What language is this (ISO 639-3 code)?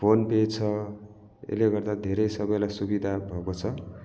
nep